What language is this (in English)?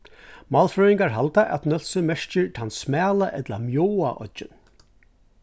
Faroese